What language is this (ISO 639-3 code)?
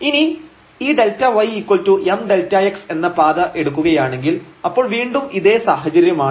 mal